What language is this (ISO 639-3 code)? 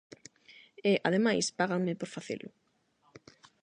glg